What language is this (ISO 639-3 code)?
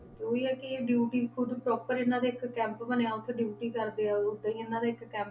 pan